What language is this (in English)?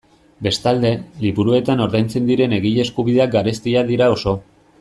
Basque